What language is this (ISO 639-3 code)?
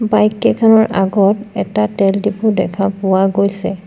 asm